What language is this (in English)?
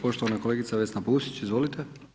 Croatian